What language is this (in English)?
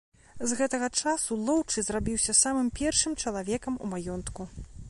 Belarusian